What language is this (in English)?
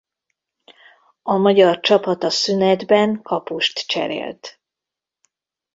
Hungarian